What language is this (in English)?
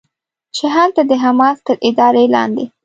Pashto